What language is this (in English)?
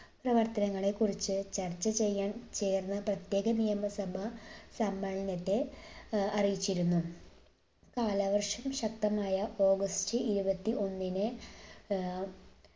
Malayalam